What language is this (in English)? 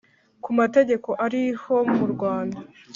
Kinyarwanda